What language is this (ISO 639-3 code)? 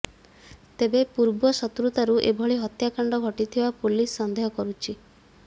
ori